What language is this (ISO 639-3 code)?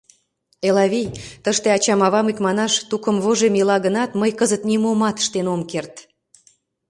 chm